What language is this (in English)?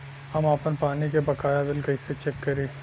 Bhojpuri